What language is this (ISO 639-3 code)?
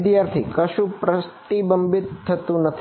guj